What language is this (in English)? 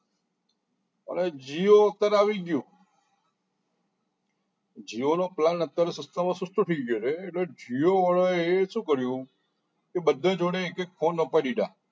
Gujarati